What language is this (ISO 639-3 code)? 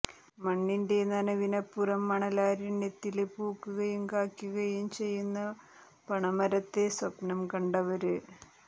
mal